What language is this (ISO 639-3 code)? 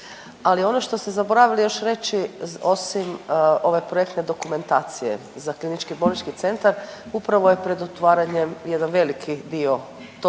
hrv